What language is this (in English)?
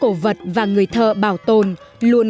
Vietnamese